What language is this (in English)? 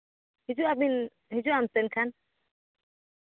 Santali